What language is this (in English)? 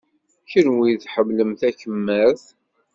Kabyle